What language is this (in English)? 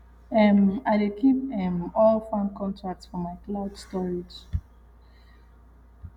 Nigerian Pidgin